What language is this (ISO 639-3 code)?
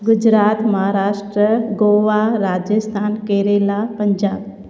snd